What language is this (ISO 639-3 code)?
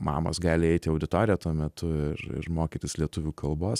lit